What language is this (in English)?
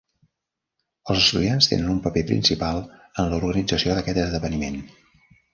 Catalan